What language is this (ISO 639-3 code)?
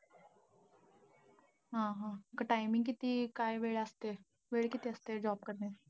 mar